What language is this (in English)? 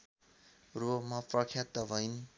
Nepali